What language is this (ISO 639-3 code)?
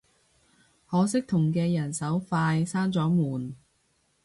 yue